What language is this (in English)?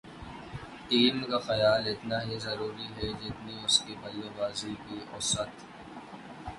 Urdu